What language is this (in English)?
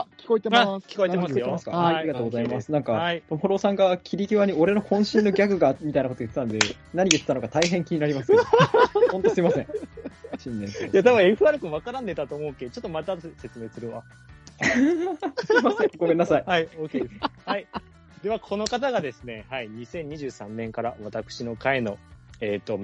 Japanese